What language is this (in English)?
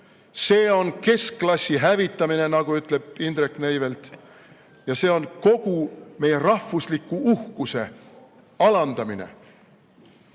Estonian